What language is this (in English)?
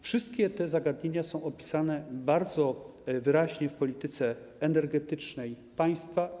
Polish